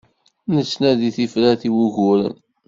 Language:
Kabyle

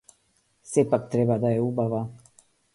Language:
Macedonian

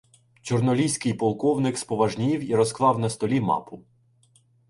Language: Ukrainian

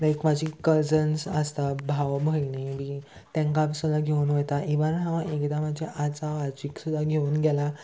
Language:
Konkani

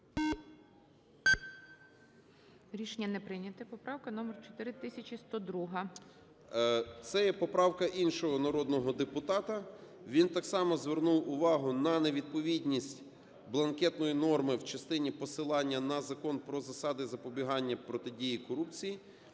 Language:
Ukrainian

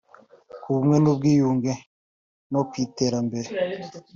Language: Kinyarwanda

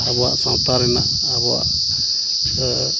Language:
Santali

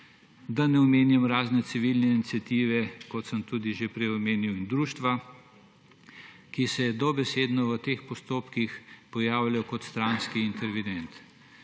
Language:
Slovenian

